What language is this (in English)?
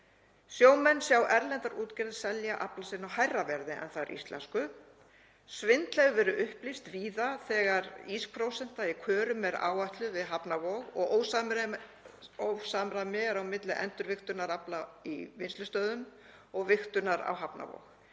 Icelandic